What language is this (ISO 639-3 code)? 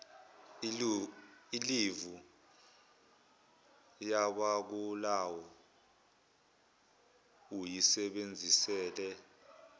zul